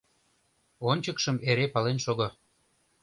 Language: Mari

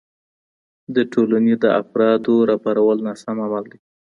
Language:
Pashto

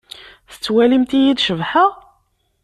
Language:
Kabyle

